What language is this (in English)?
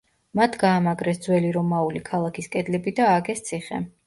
Georgian